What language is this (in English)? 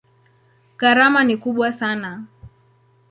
Swahili